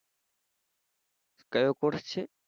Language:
Gujarati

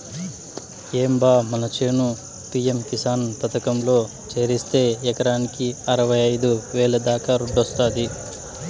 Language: Telugu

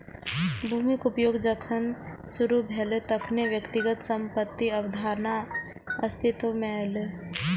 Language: Maithili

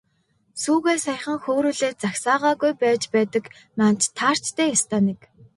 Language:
Mongolian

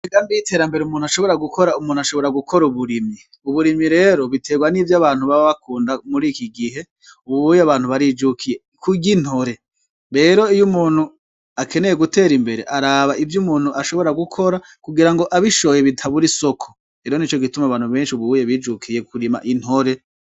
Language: Rundi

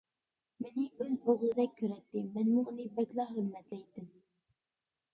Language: Uyghur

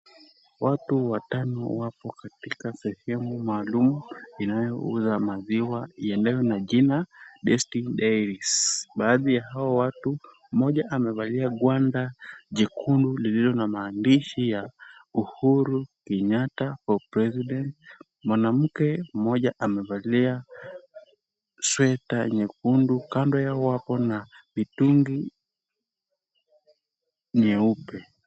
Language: Swahili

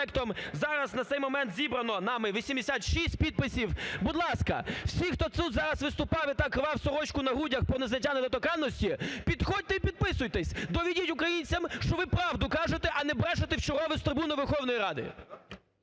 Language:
Ukrainian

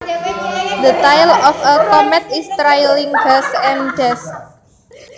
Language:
Javanese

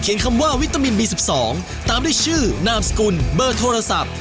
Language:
Thai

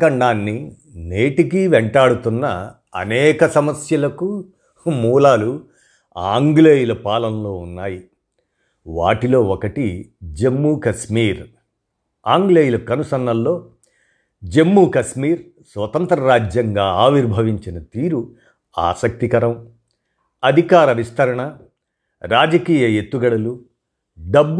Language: Telugu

